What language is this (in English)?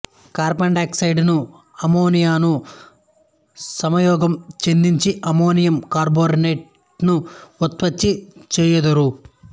Telugu